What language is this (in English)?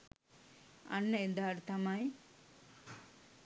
Sinhala